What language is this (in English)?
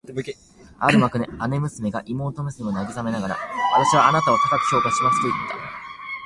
Japanese